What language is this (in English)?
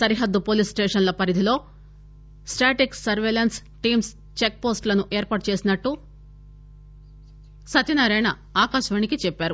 Telugu